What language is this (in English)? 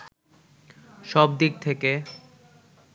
Bangla